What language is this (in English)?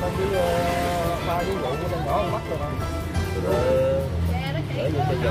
Vietnamese